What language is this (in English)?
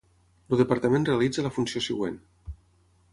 Catalan